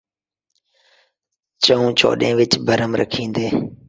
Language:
Saraiki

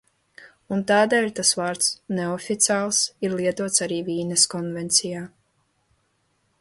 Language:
Latvian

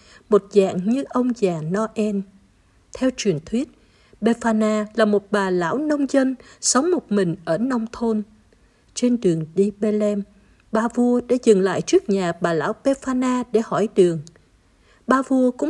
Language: Vietnamese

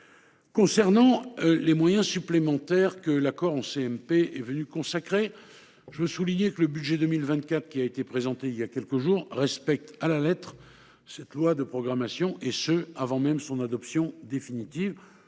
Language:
French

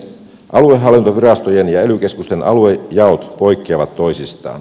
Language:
Finnish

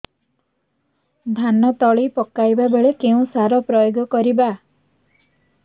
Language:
Odia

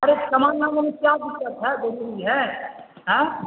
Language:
Urdu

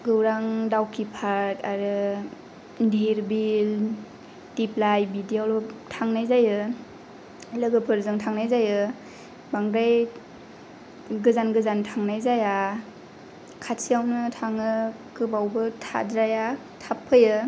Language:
Bodo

